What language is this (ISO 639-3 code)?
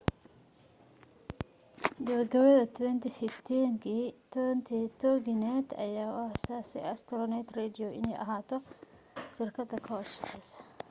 som